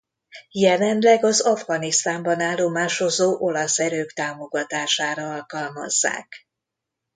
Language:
Hungarian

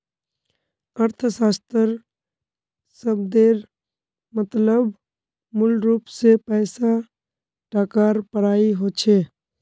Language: Magahi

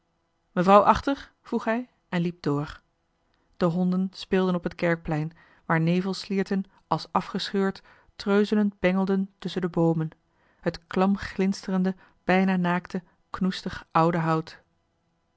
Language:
Dutch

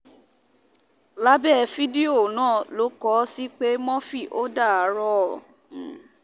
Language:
Yoruba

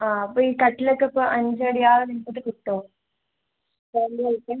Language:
Malayalam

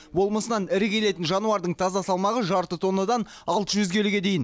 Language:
Kazakh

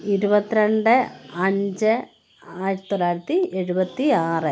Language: Malayalam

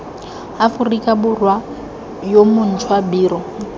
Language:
Tswana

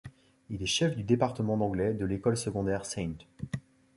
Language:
French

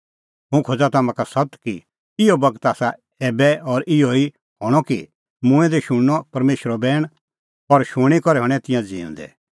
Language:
Kullu Pahari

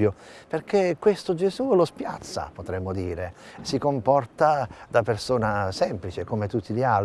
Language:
Italian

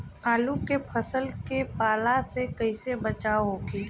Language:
Bhojpuri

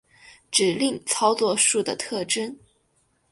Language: Chinese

